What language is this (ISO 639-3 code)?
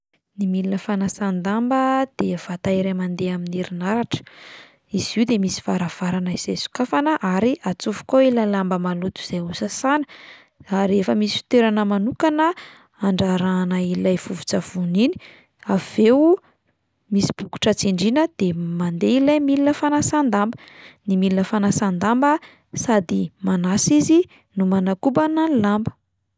mlg